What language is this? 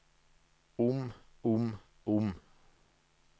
Norwegian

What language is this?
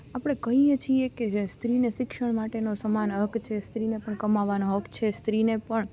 Gujarati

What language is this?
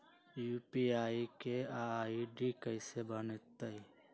Magahi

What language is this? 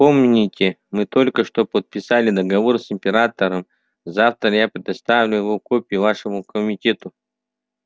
Russian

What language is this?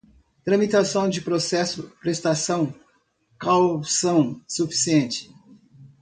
Portuguese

